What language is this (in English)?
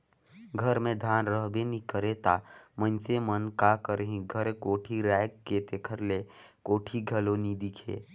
Chhattisgarhi